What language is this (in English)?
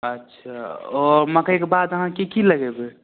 Maithili